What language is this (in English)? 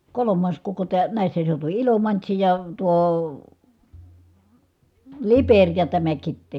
Finnish